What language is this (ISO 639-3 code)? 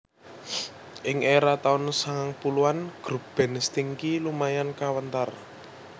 jav